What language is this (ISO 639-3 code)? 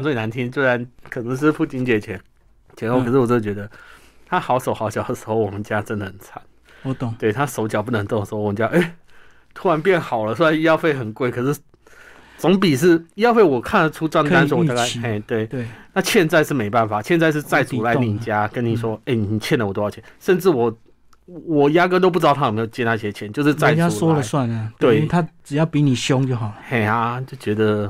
zho